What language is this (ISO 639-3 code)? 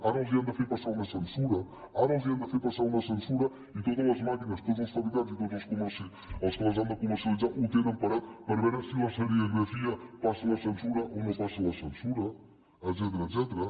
cat